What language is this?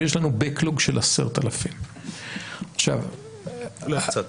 Hebrew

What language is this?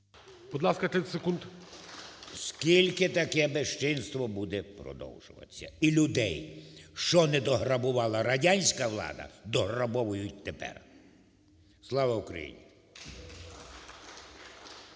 Ukrainian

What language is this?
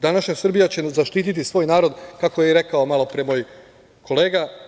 Serbian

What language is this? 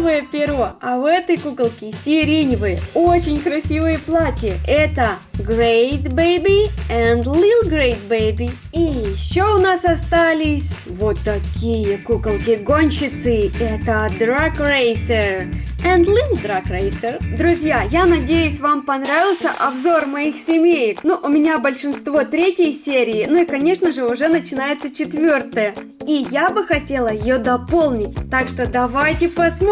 Russian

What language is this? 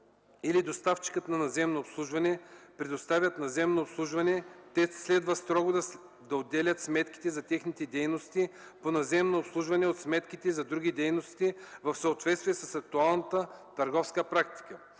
Bulgarian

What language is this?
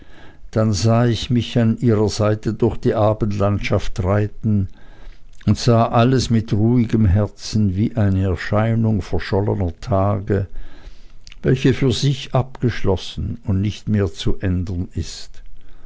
German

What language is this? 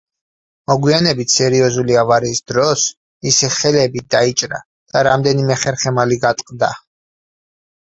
Georgian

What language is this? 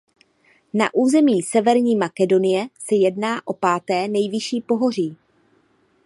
Czech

